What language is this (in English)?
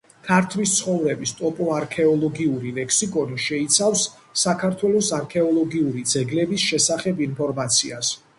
Georgian